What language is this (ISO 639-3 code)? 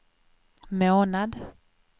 swe